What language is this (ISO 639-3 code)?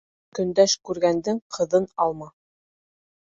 bak